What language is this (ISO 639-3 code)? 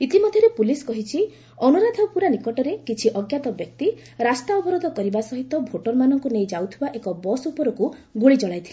ori